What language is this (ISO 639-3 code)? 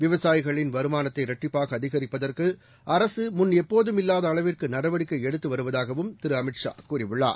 tam